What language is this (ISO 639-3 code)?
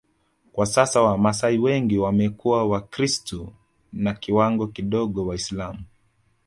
swa